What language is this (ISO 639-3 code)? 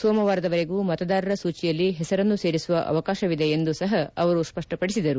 kan